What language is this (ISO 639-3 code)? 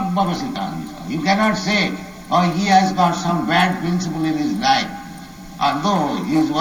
jpn